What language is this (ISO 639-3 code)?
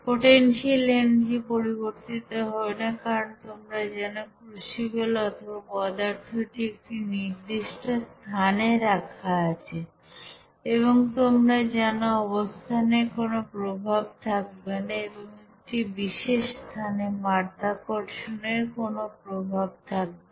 ben